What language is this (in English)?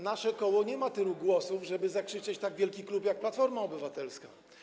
Polish